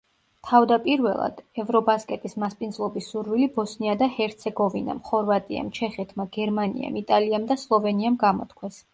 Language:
Georgian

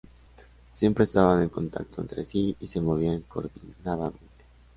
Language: Spanish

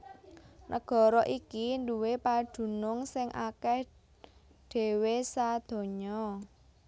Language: Javanese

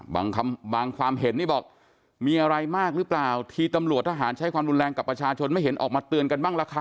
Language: Thai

